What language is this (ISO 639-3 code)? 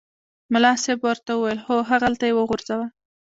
pus